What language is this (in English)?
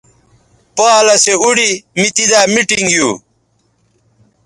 Bateri